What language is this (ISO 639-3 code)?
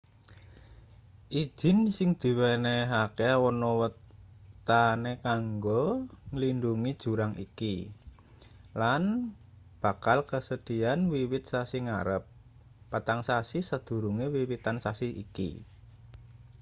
jav